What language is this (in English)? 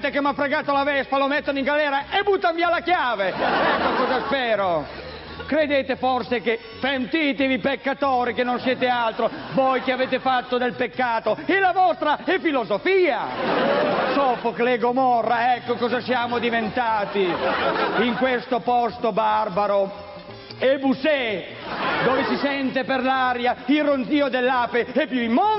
Italian